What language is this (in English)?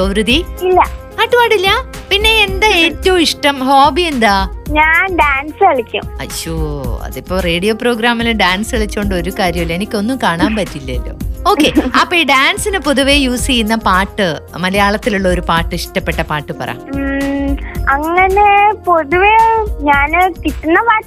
Malayalam